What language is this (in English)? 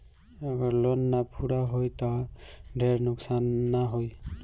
Bhojpuri